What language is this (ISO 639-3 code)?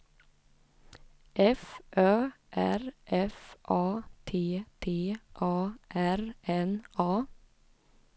swe